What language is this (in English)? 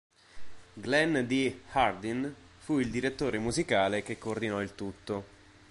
Italian